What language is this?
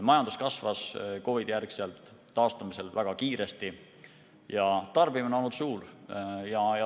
Estonian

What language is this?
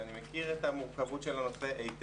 Hebrew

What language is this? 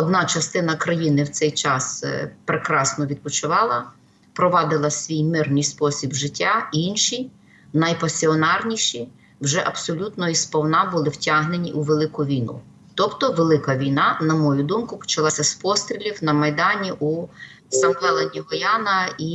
Ukrainian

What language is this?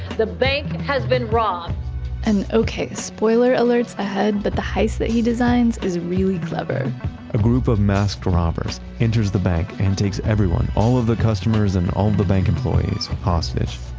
English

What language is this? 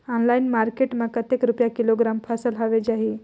Chhattisgarhi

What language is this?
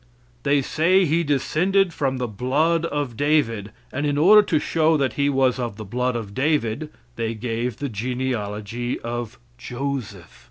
English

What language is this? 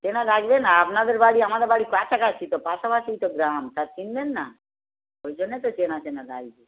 Bangla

